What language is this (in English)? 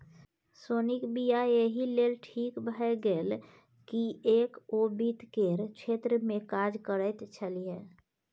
Maithili